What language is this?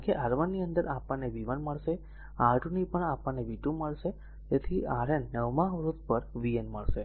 Gujarati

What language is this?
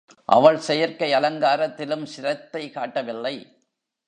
Tamil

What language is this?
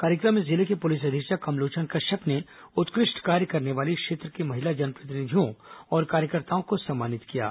Hindi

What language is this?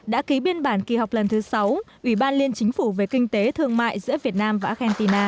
Vietnamese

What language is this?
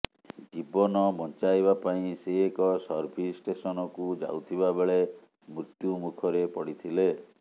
Odia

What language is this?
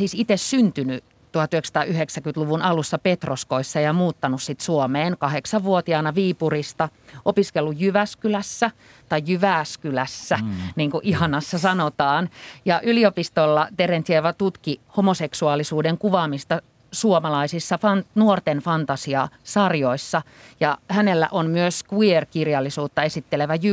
Finnish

